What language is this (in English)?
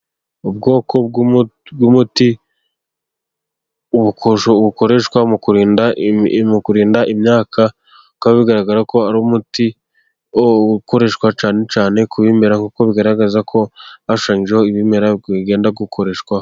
Kinyarwanda